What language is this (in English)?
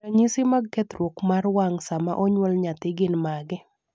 Luo (Kenya and Tanzania)